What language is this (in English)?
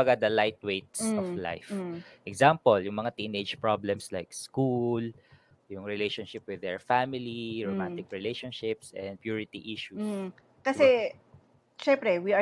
Filipino